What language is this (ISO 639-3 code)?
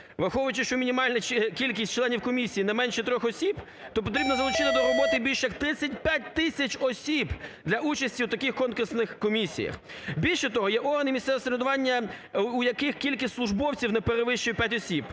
ukr